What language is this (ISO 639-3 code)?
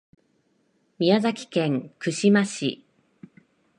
jpn